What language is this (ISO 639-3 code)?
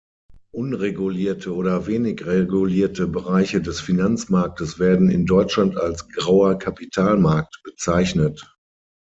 deu